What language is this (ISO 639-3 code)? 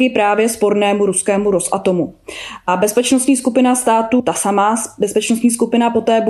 ces